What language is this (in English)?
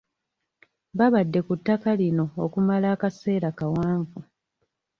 Ganda